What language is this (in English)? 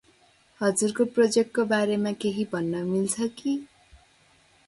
Nepali